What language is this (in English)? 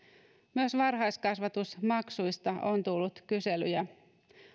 Finnish